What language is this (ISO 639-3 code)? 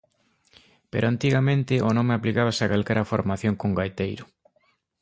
glg